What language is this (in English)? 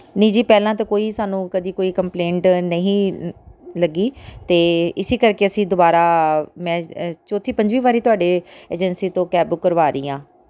Punjabi